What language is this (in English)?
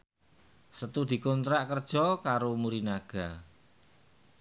Javanese